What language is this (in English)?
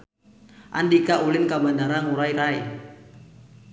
Sundanese